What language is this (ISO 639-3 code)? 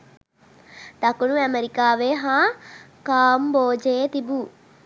sin